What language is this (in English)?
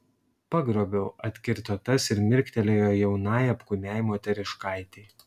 Lithuanian